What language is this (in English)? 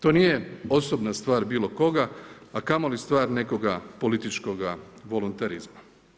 Croatian